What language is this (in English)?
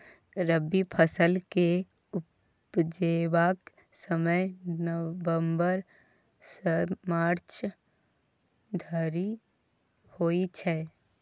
Maithili